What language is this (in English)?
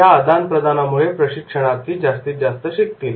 Marathi